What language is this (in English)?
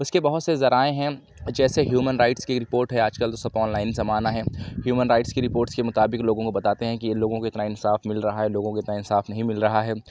Urdu